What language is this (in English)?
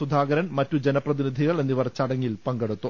Malayalam